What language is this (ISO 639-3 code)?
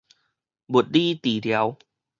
nan